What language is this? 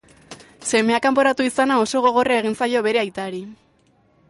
Basque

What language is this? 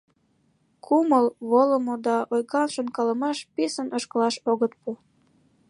Mari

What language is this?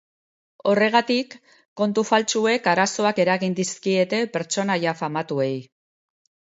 Basque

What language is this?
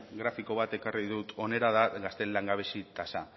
Basque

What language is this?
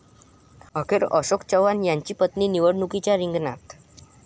Marathi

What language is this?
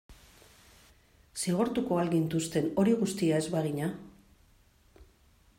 Basque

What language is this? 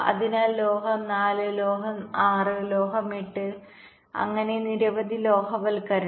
Malayalam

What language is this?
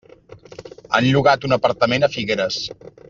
Catalan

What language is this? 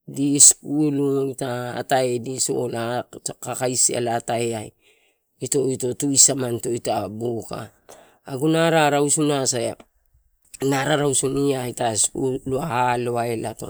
Torau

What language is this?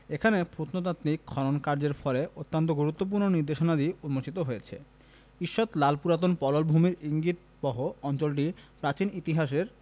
Bangla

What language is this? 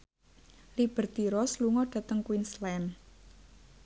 Javanese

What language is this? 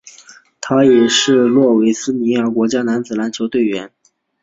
Chinese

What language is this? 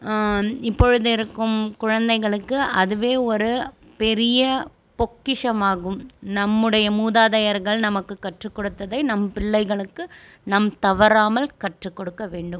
Tamil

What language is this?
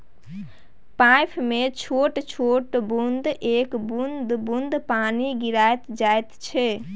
Maithili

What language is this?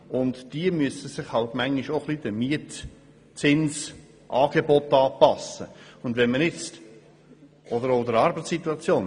Swiss German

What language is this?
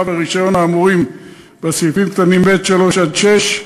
Hebrew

